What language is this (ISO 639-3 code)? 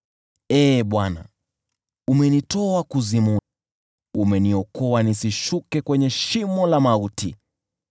swa